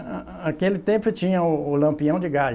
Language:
Portuguese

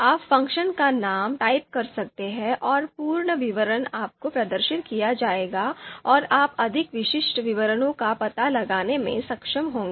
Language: Hindi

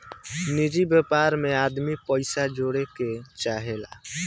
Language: Bhojpuri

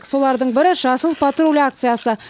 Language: Kazakh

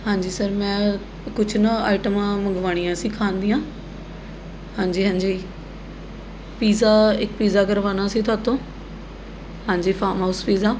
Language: Punjabi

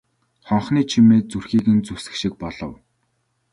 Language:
Mongolian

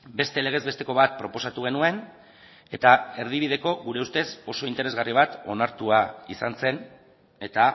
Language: Basque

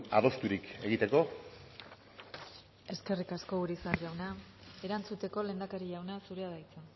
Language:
Basque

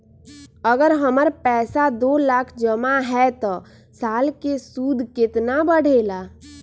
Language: Magahi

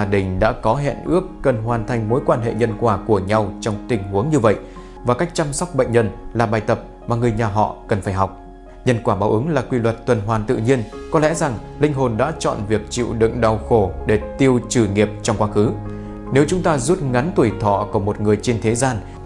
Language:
Vietnamese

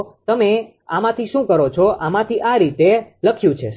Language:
Gujarati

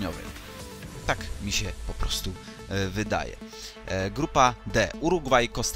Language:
Polish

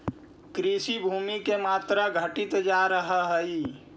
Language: Magahi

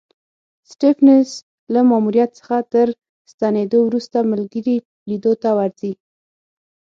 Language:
Pashto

